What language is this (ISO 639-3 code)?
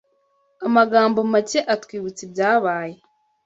kin